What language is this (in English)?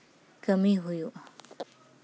Santali